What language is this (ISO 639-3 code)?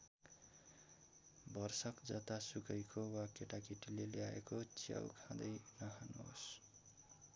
nep